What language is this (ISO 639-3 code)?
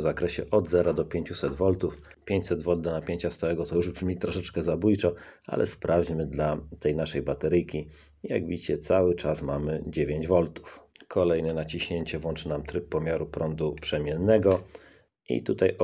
pol